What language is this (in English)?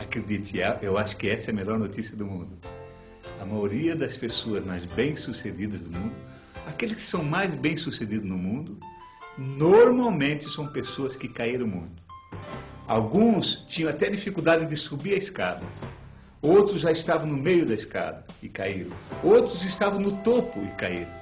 Portuguese